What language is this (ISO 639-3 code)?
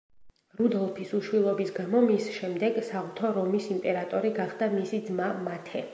kat